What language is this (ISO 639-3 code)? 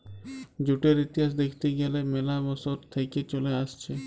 ben